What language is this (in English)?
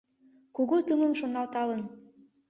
Mari